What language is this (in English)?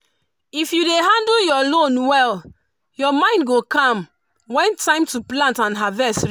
Nigerian Pidgin